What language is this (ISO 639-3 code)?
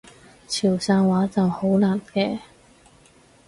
yue